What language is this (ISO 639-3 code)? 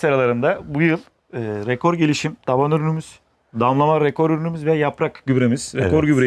tur